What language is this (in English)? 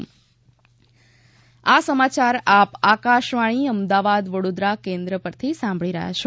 Gujarati